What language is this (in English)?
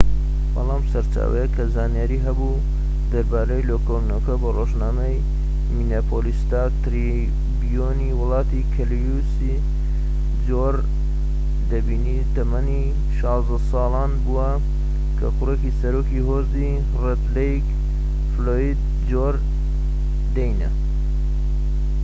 Central Kurdish